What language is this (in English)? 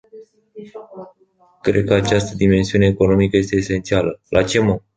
Romanian